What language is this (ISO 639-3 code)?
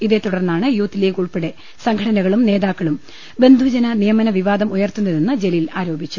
mal